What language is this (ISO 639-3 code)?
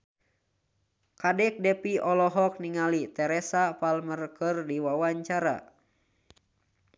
sun